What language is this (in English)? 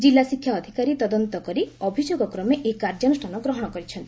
Odia